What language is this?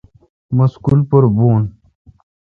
Kalkoti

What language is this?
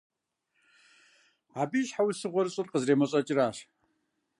Kabardian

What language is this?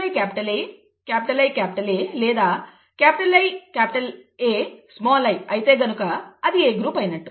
Telugu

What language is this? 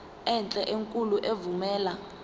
Zulu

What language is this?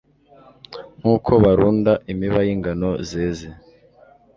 Kinyarwanda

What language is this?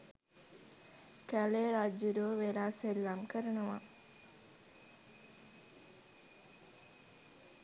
Sinhala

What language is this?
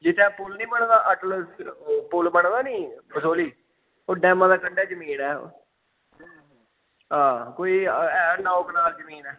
Dogri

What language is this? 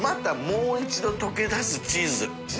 Japanese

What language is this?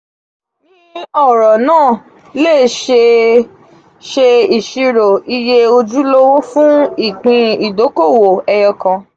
Yoruba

